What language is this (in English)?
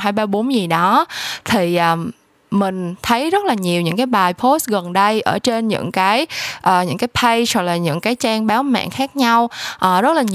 Vietnamese